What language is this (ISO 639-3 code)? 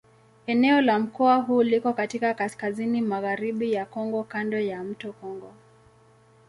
swa